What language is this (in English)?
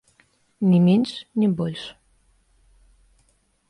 Belarusian